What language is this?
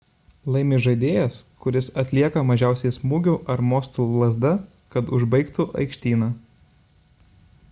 Lithuanian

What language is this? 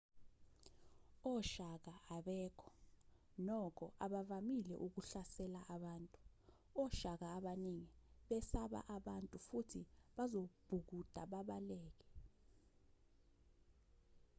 Zulu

